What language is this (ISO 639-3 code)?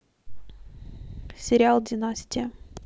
rus